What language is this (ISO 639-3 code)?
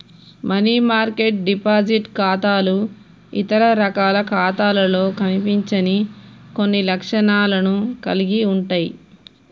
tel